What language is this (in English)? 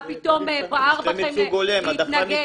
Hebrew